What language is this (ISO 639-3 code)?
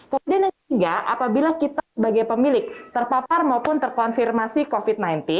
ind